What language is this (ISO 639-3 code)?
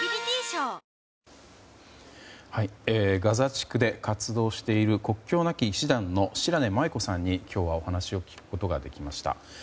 jpn